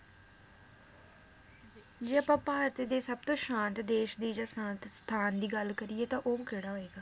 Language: Punjabi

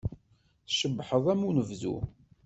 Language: Kabyle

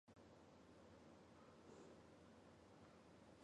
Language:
Chinese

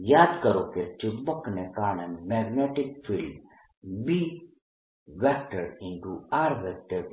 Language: Gujarati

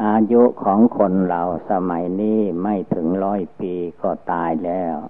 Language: Thai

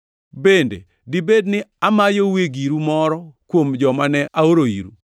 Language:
Luo (Kenya and Tanzania)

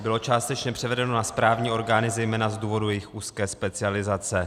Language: Czech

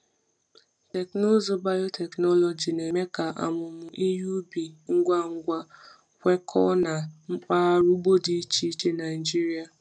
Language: Igbo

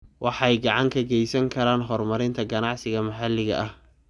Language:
Somali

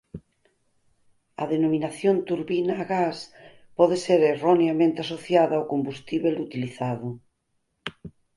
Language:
Galician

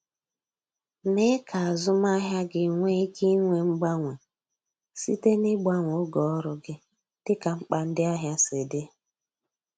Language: Igbo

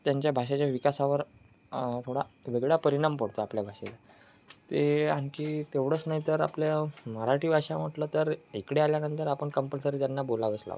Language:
Marathi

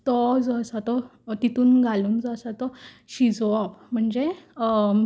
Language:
Konkani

